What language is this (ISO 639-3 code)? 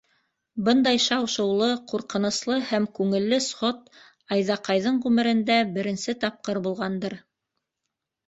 bak